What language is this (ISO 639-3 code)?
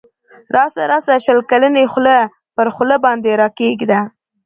pus